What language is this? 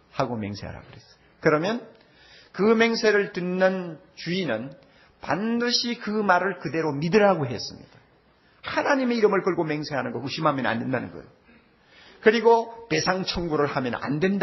Korean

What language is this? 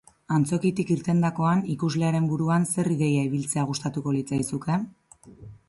Basque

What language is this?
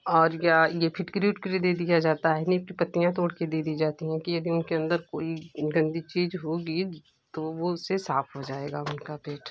Hindi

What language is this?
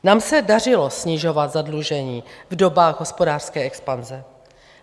Czech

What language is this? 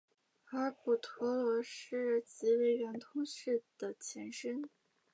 Chinese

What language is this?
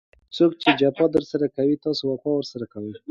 Pashto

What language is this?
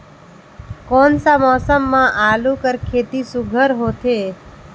Chhattisgarhi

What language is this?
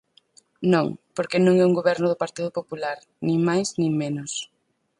Galician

